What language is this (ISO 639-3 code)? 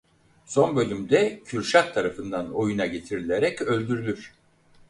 tur